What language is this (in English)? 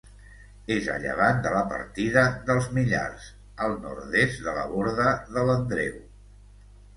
Catalan